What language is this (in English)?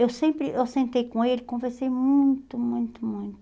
Portuguese